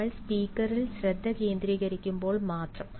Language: Malayalam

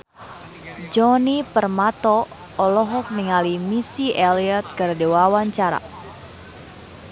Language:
Sundanese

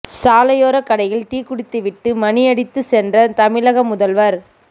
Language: Tamil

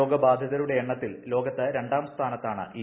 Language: Malayalam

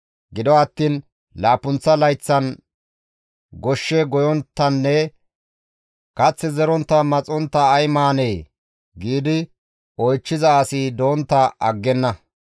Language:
Gamo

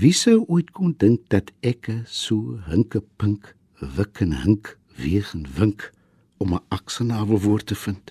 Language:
Dutch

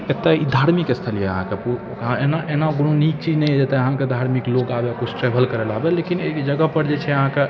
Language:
Maithili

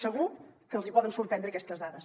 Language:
Catalan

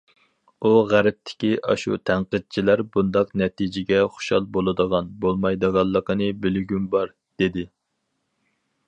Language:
Uyghur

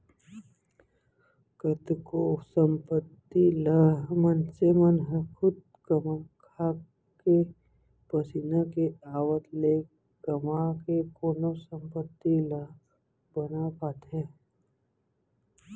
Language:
Chhattisgarhi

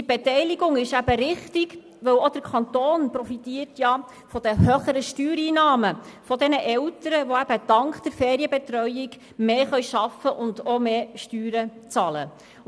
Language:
Swiss German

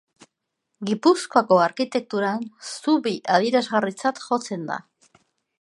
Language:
Basque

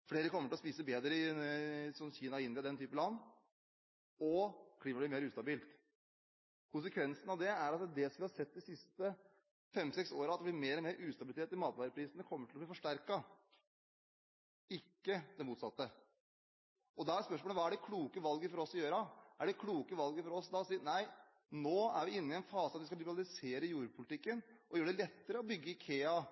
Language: Norwegian Bokmål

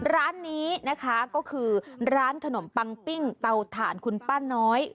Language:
Thai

